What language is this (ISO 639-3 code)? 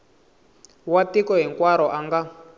tso